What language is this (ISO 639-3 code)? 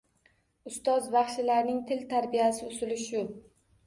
uzb